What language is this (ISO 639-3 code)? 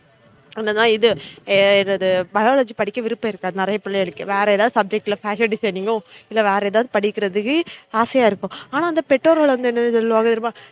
tam